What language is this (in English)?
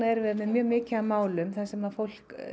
Icelandic